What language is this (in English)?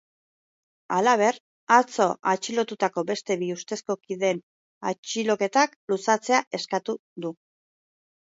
Basque